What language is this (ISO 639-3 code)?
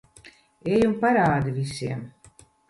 lav